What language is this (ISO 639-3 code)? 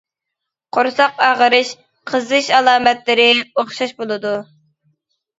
uig